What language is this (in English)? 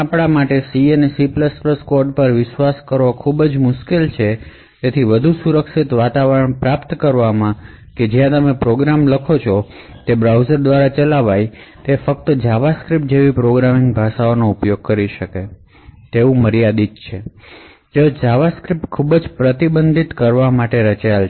Gujarati